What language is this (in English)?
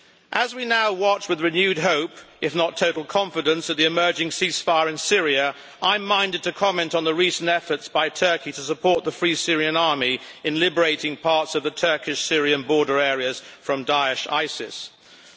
English